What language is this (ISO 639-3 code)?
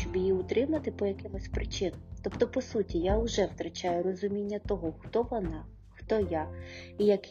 ukr